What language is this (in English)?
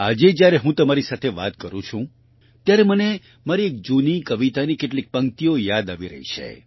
Gujarati